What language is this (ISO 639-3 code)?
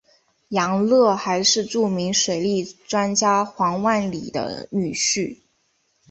zho